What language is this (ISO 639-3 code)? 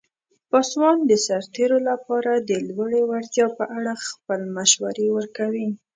pus